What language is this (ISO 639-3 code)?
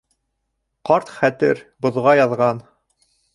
bak